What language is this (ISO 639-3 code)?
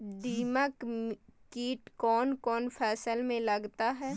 mag